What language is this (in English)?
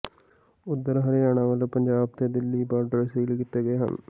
Punjabi